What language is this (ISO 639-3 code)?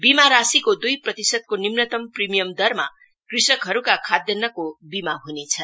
nep